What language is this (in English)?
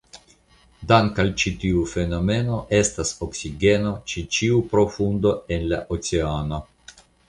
Esperanto